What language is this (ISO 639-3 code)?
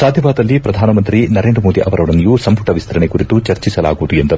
kan